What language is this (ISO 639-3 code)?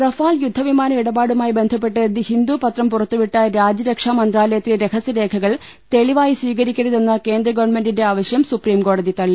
mal